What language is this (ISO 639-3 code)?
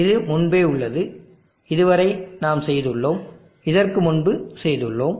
tam